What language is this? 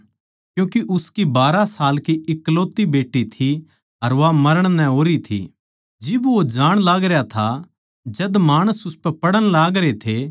Haryanvi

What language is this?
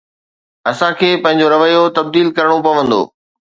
Sindhi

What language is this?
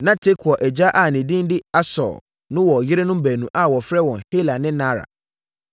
Akan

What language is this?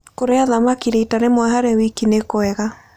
Kikuyu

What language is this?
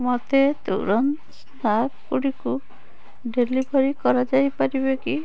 Odia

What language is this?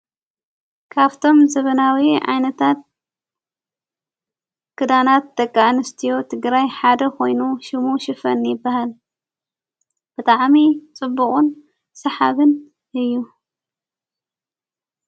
Tigrinya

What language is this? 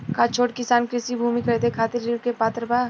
Bhojpuri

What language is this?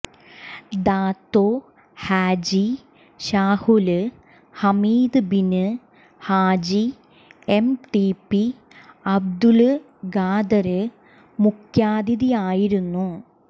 Malayalam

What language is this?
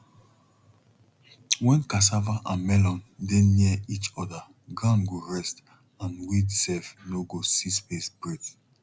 Nigerian Pidgin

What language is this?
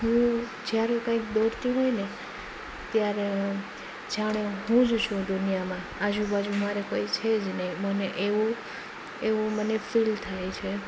Gujarati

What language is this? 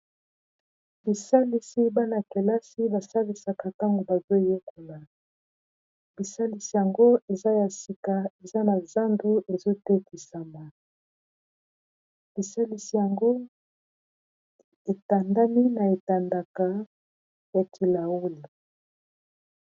Lingala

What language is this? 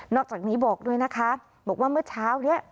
Thai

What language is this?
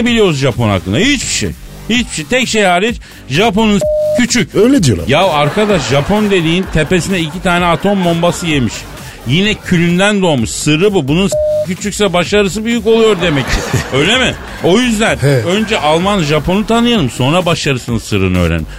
Turkish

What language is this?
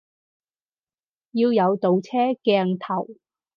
Cantonese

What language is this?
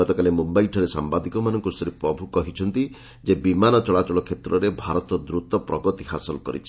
Odia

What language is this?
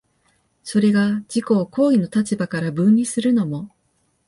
Japanese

